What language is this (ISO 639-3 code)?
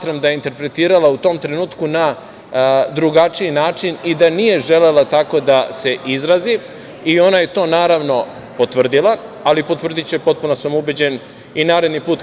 srp